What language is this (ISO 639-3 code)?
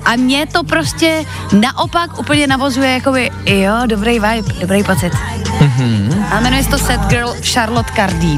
ces